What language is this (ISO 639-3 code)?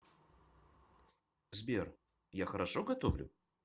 rus